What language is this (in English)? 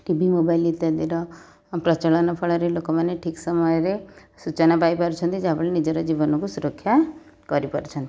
Odia